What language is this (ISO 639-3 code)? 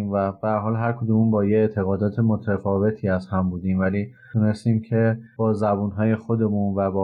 fas